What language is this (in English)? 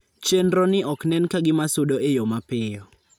Luo (Kenya and Tanzania)